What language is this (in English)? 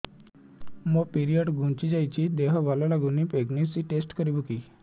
Odia